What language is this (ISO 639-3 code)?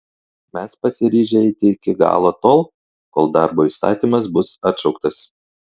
lit